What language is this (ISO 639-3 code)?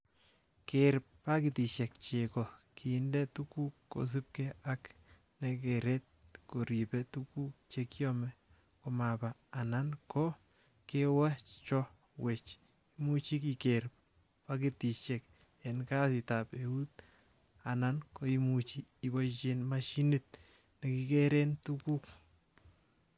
kln